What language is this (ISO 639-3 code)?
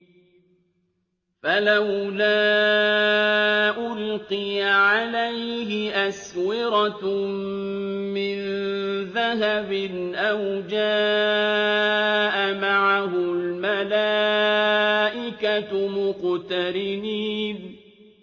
ara